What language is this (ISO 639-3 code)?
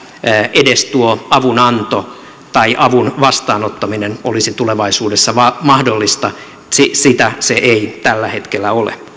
fin